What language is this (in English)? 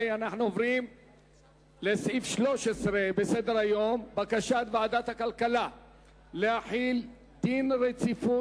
Hebrew